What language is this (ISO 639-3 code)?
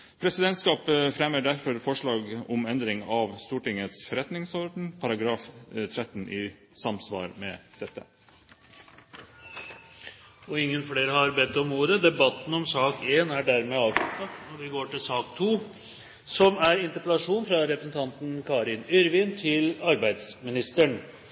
nob